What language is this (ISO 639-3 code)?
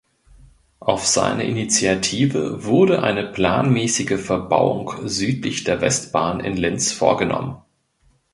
deu